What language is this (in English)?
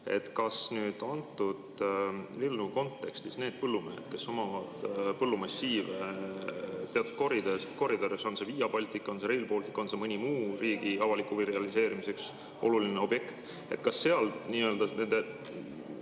Estonian